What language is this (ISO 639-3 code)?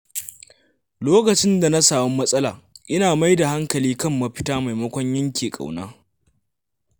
hau